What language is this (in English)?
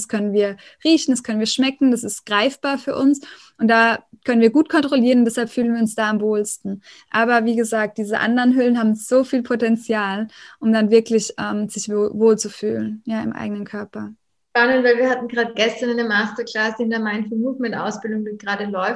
German